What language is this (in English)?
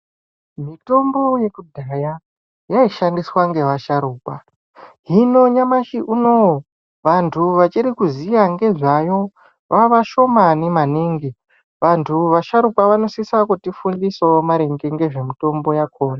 Ndau